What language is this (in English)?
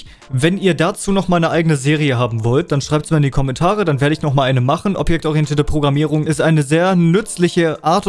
German